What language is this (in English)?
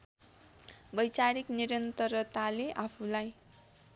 Nepali